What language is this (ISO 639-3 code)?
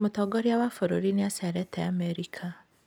kik